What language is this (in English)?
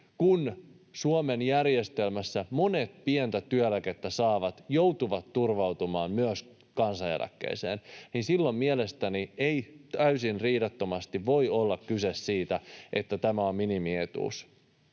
Finnish